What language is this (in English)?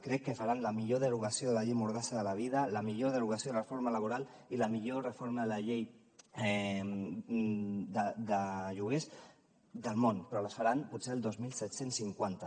Catalan